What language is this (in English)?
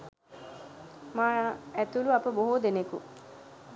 Sinhala